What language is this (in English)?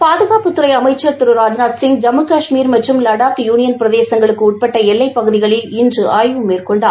Tamil